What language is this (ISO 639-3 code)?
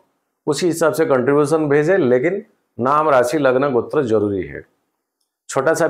hin